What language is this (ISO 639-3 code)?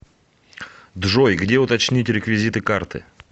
rus